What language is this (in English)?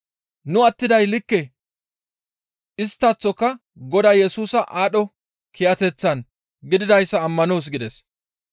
Gamo